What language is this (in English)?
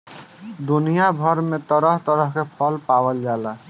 Bhojpuri